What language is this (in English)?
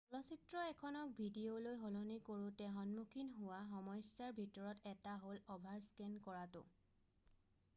Assamese